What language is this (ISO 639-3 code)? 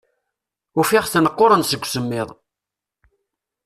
kab